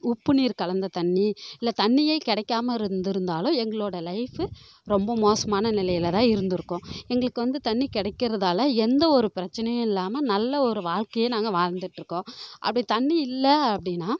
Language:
Tamil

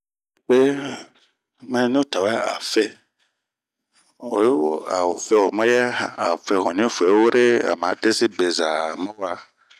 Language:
Bomu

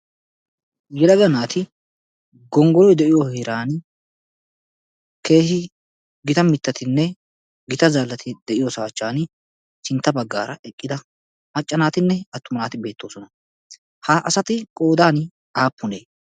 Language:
Wolaytta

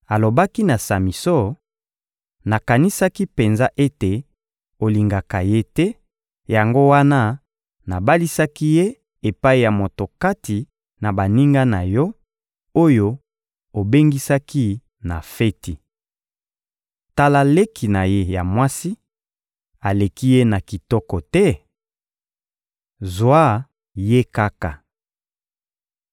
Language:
Lingala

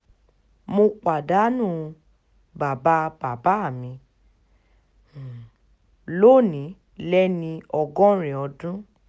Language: Yoruba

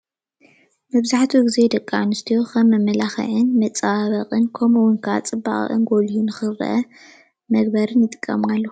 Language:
Tigrinya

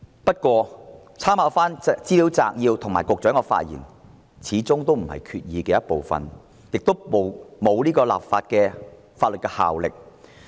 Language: Cantonese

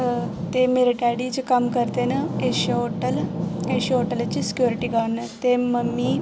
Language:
Dogri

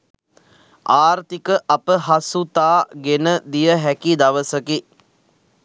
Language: Sinhala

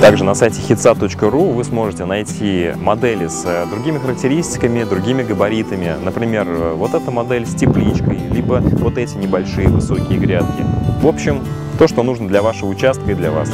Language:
Russian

